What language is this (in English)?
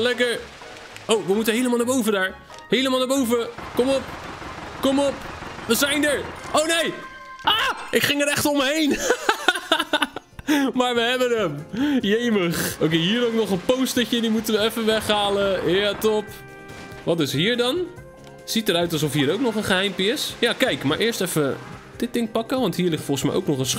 Dutch